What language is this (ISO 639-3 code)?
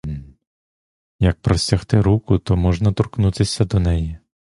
ukr